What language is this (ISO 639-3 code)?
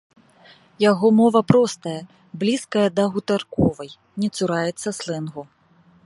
bel